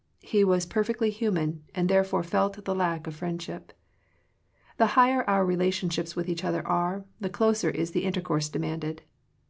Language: English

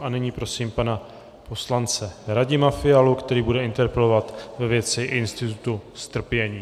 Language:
Czech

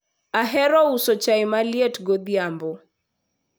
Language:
Luo (Kenya and Tanzania)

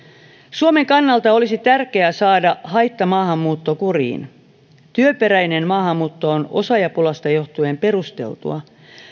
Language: Finnish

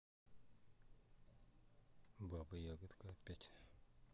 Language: Russian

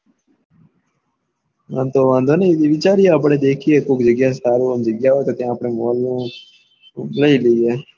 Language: Gujarati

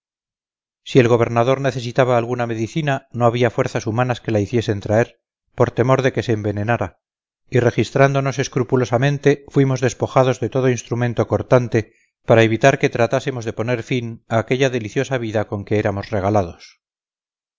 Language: Spanish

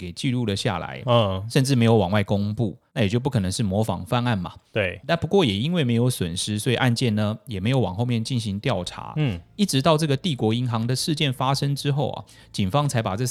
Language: Chinese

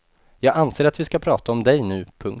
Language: Swedish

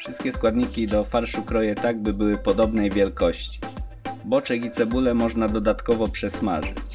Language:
Polish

